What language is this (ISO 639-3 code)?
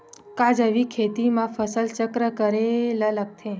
hne